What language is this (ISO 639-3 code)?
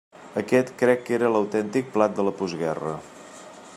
cat